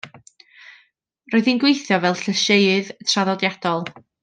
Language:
Welsh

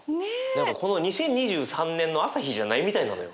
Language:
Japanese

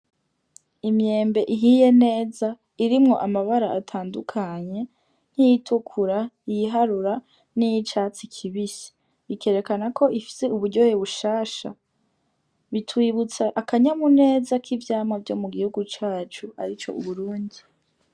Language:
Rundi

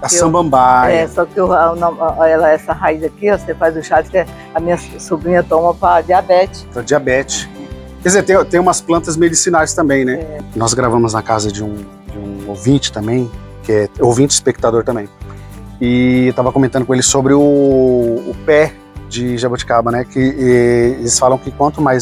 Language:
Portuguese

